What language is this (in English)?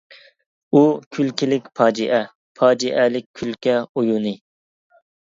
Uyghur